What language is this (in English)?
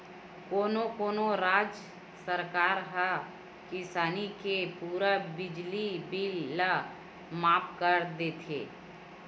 Chhattisgarhi